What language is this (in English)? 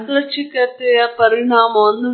Kannada